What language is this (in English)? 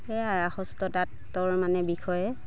Assamese